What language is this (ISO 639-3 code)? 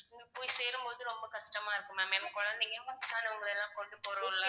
tam